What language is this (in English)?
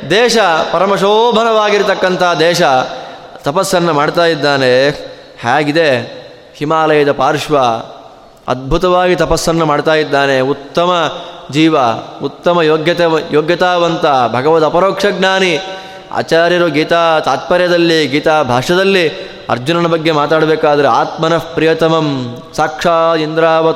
Kannada